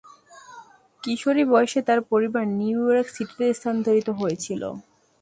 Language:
Bangla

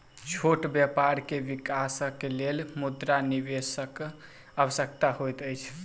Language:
Maithili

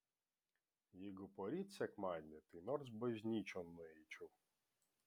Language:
Lithuanian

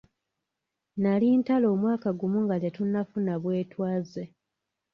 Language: Ganda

